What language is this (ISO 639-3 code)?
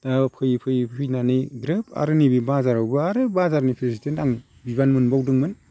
brx